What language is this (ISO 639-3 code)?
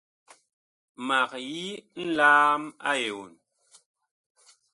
bkh